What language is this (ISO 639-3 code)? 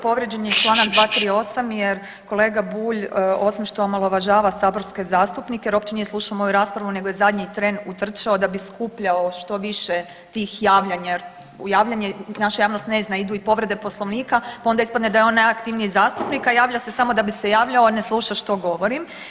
hrv